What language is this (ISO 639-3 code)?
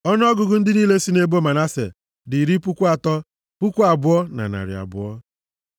ibo